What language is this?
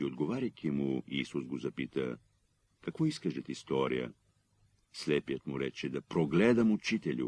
Bulgarian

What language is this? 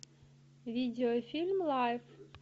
Russian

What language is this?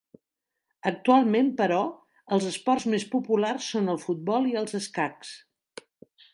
Catalan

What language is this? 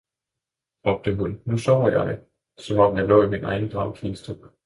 Danish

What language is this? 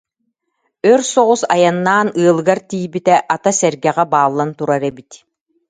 Yakut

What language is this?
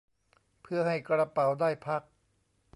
Thai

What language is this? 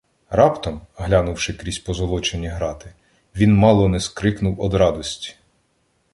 Ukrainian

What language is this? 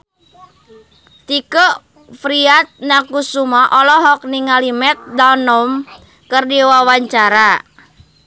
Sundanese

